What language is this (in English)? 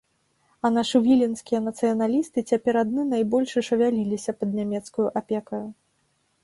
Belarusian